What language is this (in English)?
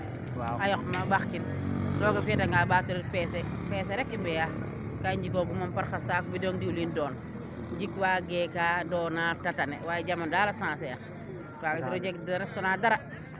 Serer